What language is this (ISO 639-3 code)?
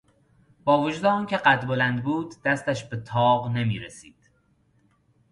fas